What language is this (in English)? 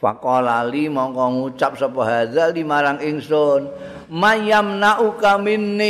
Indonesian